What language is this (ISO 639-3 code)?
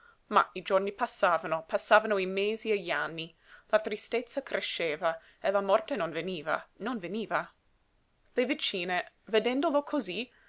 ita